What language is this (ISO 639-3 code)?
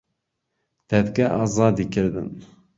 ckb